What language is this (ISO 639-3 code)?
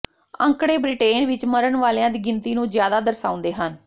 pan